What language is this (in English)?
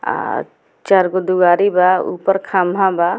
Bhojpuri